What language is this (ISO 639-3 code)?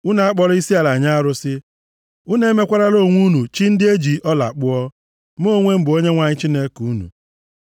ibo